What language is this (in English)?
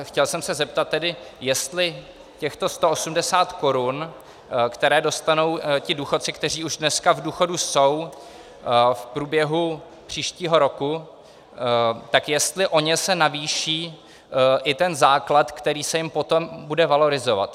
Czech